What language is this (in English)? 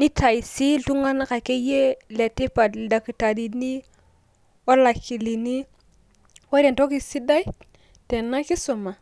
Masai